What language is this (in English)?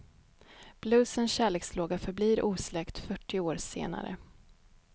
Swedish